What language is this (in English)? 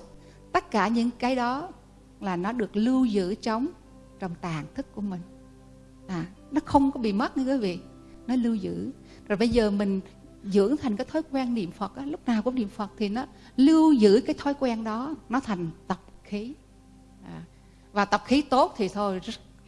Vietnamese